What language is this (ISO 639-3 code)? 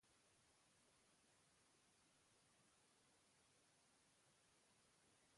eus